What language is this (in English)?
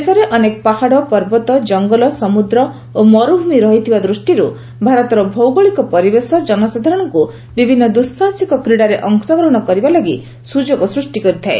Odia